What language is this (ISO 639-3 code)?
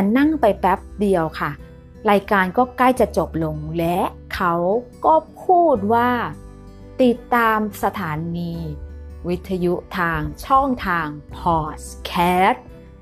tha